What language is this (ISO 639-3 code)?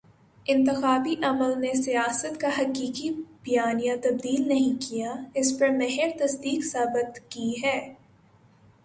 urd